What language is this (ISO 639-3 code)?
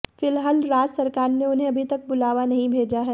hin